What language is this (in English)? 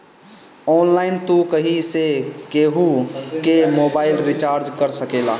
Bhojpuri